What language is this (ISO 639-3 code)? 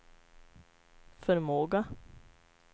swe